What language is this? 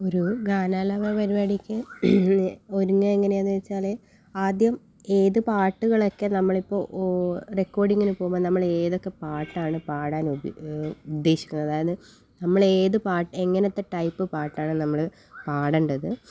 Malayalam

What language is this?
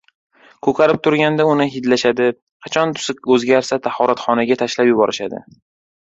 Uzbek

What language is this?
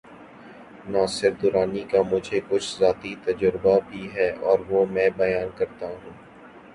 Urdu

